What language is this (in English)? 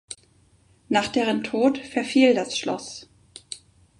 German